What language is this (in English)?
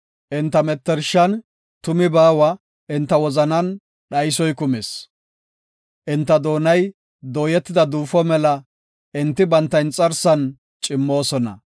Gofa